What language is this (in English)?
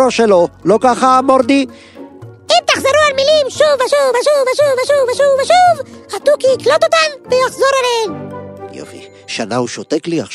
Hebrew